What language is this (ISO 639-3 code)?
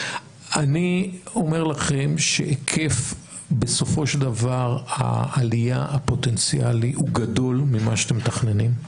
heb